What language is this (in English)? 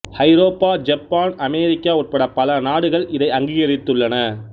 Tamil